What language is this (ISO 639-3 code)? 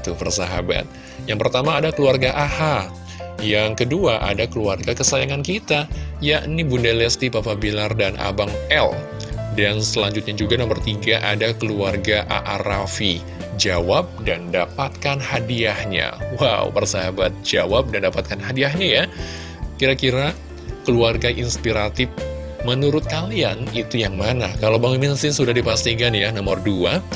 ind